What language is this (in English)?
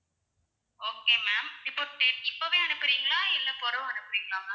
Tamil